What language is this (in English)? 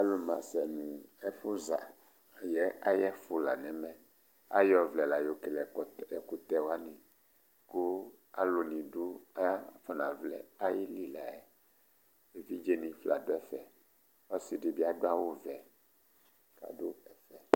Ikposo